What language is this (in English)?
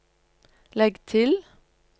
Norwegian